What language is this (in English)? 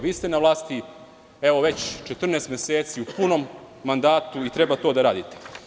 Serbian